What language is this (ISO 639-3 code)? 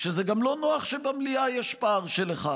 heb